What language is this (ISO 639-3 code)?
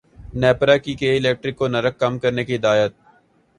urd